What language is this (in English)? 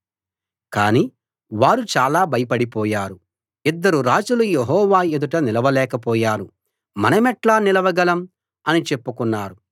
Telugu